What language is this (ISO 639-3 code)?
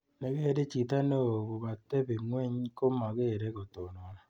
kln